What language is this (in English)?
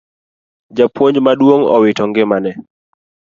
Luo (Kenya and Tanzania)